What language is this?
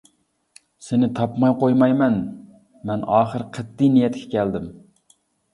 Uyghur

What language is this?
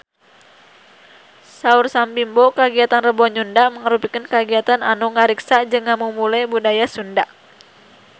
Sundanese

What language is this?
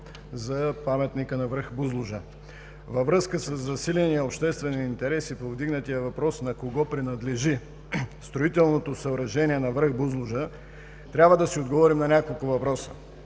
Bulgarian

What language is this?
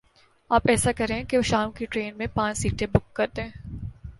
Urdu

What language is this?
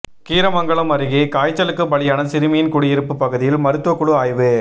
Tamil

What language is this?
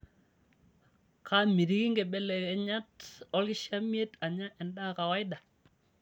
Masai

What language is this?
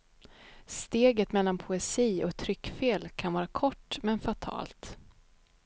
Swedish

